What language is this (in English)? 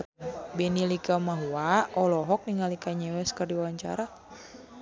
Sundanese